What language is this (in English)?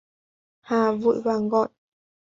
Vietnamese